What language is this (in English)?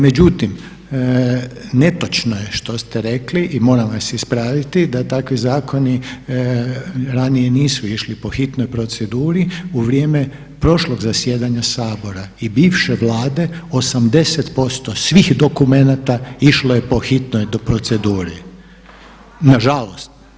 Croatian